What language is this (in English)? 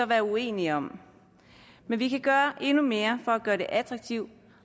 Danish